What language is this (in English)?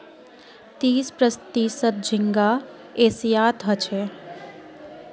Magahi